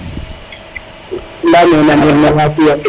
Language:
Serer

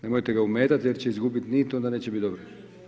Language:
Croatian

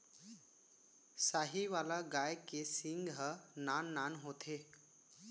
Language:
Chhattisgarhi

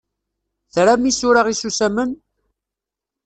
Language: Kabyle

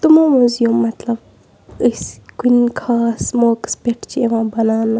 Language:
Kashmiri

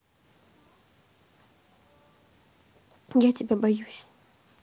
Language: Russian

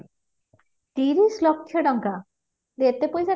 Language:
Odia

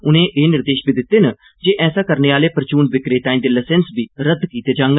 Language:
Dogri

